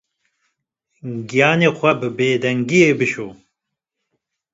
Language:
Kurdish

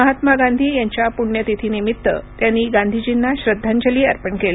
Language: Marathi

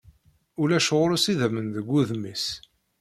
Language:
Kabyle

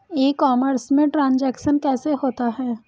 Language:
Hindi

